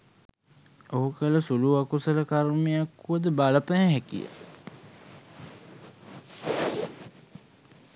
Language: Sinhala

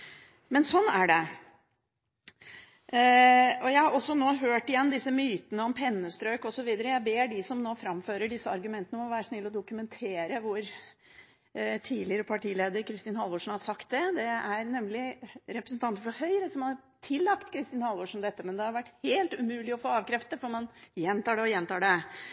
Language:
Norwegian Bokmål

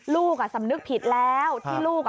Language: Thai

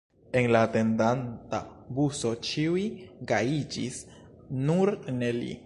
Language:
Esperanto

